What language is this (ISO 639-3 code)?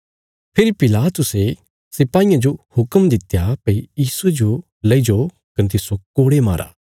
kfs